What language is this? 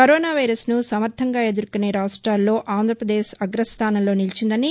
Telugu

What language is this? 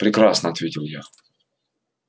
Russian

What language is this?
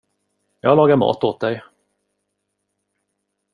Swedish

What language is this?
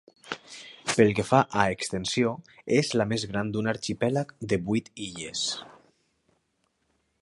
Catalan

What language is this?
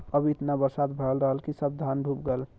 Bhojpuri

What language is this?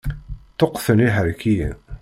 Kabyle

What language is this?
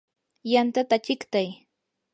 Yanahuanca Pasco Quechua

